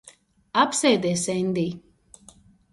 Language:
Latvian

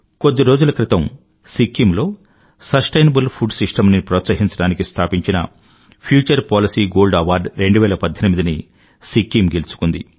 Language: Telugu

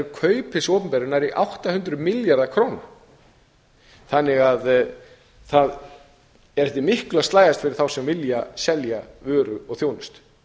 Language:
Icelandic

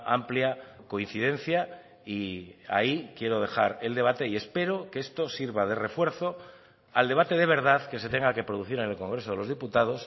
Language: Spanish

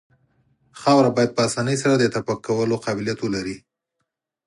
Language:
Pashto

